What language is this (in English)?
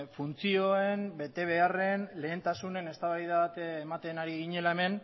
Basque